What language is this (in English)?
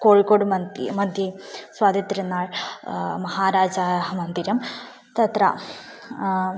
Sanskrit